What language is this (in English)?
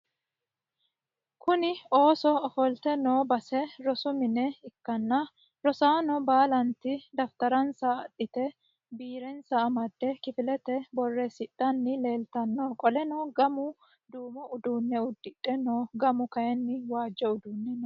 Sidamo